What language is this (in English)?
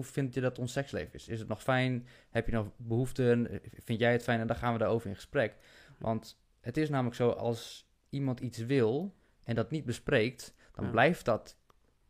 Dutch